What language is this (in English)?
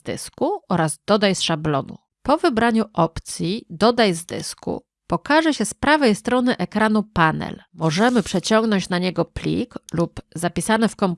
Polish